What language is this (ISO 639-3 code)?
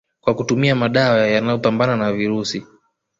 swa